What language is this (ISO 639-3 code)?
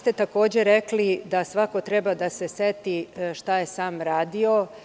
srp